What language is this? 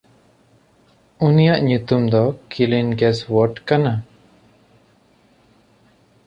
Santali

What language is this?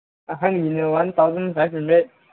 Manipuri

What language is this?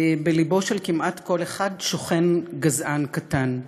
Hebrew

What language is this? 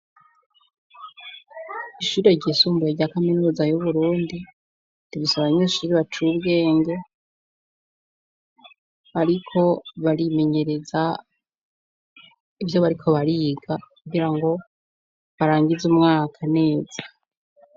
Rundi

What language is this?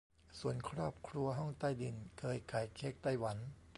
Thai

